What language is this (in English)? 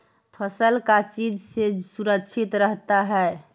Magahi